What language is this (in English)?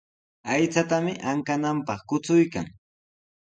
Sihuas Ancash Quechua